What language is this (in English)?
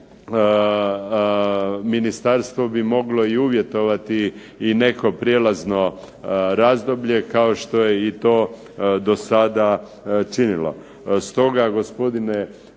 Croatian